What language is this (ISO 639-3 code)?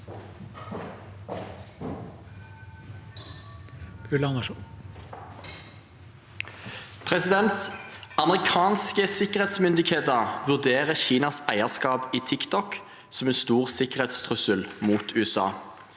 nor